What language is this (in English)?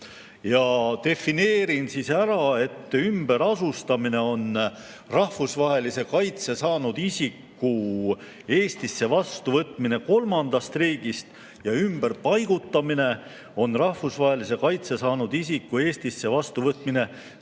Estonian